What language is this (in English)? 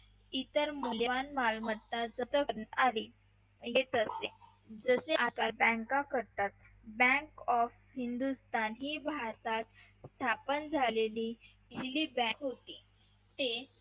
Marathi